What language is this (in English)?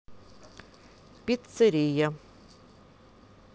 Russian